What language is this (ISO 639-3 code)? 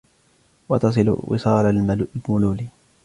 ara